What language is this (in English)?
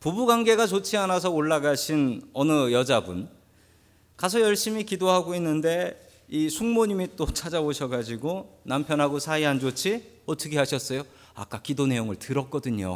Korean